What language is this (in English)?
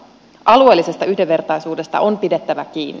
Finnish